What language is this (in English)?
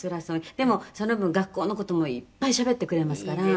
Japanese